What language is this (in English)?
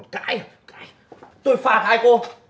Vietnamese